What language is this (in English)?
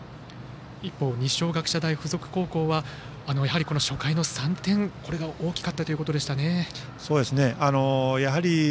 Japanese